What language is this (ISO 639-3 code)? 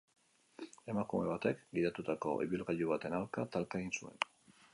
eus